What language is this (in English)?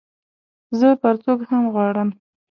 Pashto